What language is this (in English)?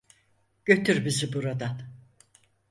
Turkish